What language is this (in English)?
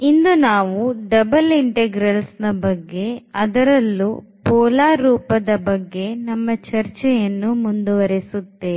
Kannada